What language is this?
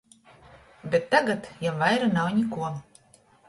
Latgalian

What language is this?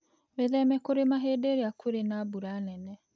Kikuyu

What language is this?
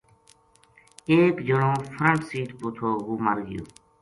Gujari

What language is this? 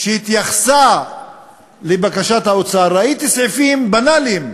Hebrew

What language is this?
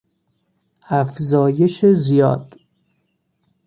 Persian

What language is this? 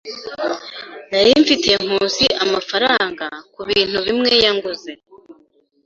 Kinyarwanda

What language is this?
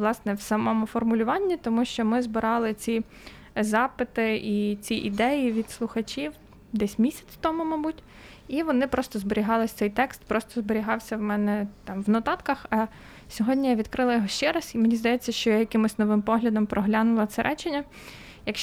Ukrainian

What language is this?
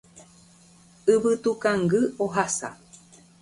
Guarani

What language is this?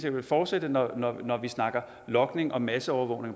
Danish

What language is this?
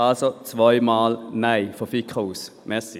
Swiss German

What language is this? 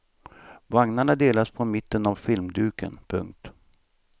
Swedish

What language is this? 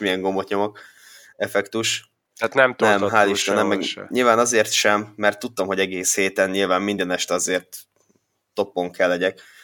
Hungarian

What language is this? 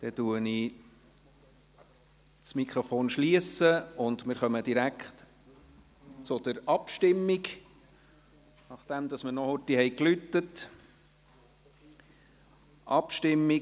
Swiss German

